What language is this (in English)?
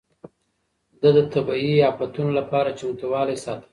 Pashto